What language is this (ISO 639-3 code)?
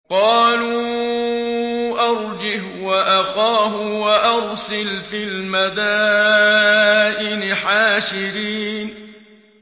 ara